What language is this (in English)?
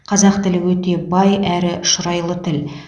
Kazakh